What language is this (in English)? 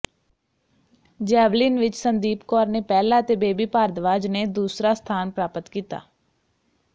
Punjabi